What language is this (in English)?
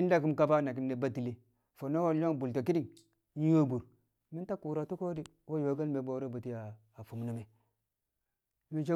Kamo